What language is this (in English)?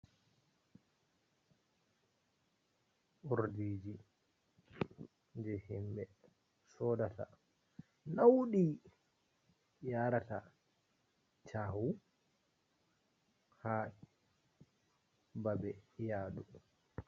Fula